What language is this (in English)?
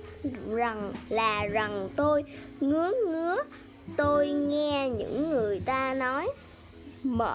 Vietnamese